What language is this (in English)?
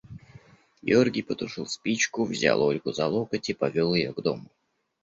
Russian